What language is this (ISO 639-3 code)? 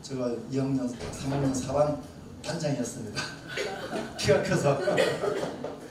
kor